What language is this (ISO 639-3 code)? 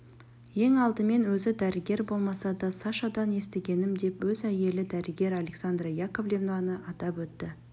kaz